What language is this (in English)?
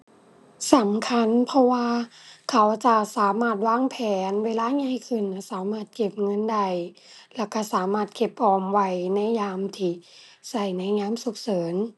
Thai